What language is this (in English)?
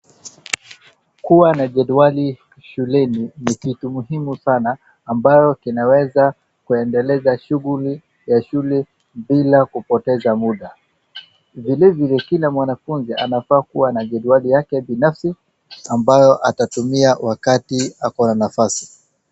Swahili